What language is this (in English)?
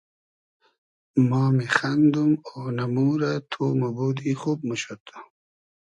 Hazaragi